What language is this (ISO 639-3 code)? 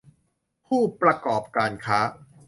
tha